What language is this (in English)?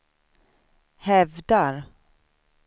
Swedish